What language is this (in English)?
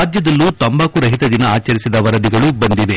Kannada